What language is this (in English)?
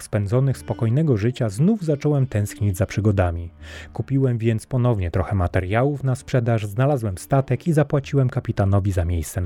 Polish